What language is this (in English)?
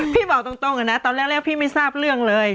Thai